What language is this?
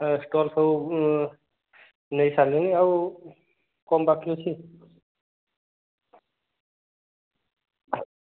Odia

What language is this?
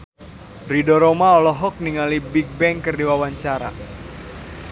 Sundanese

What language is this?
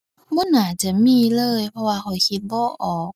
Thai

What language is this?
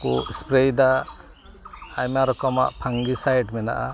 Santali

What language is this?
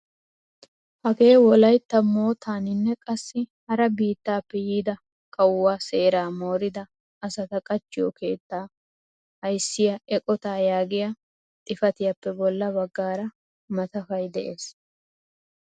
Wolaytta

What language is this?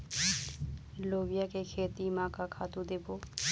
Chhattisgarhi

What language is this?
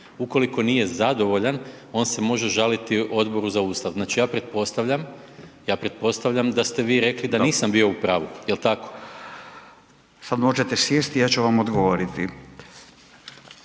Croatian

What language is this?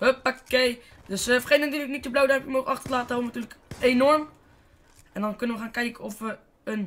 Dutch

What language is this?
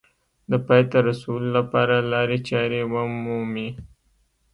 Pashto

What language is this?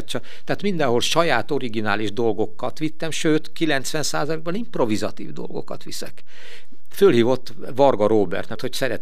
Hungarian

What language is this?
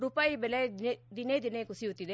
Kannada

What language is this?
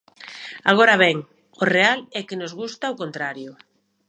Galician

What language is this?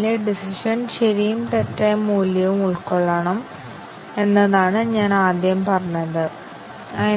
Malayalam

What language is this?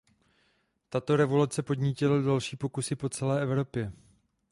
Czech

